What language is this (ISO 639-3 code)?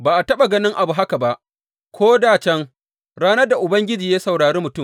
hau